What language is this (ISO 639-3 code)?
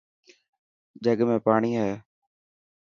mki